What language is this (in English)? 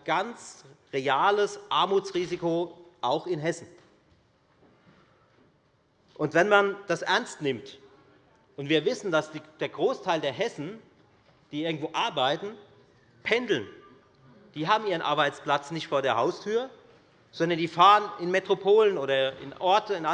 German